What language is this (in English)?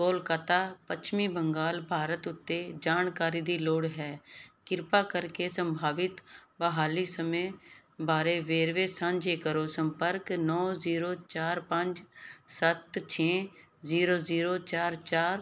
Punjabi